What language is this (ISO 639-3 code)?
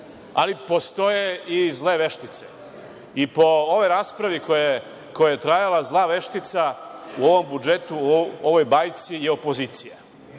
srp